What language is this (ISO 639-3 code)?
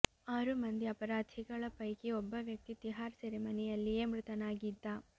kan